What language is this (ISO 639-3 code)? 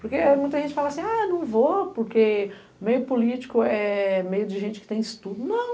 por